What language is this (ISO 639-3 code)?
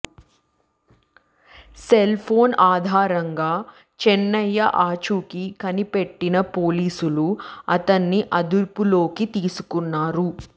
tel